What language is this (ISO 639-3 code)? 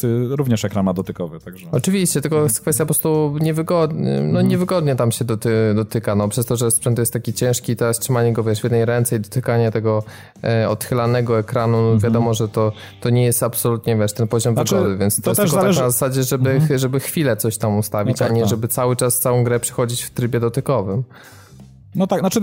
pol